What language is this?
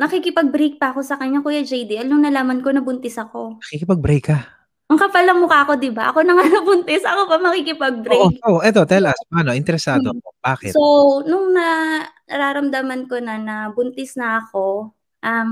Filipino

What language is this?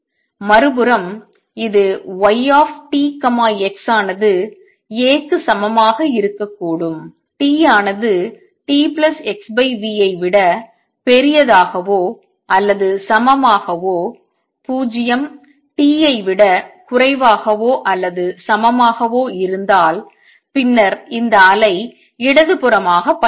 Tamil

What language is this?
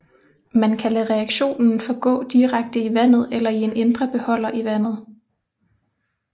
Danish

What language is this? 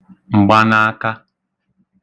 Igbo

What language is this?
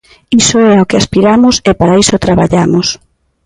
Galician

